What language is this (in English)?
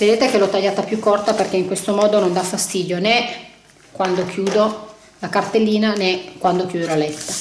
Italian